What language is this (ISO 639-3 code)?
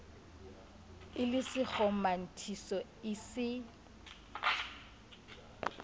sot